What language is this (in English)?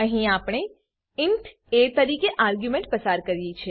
Gujarati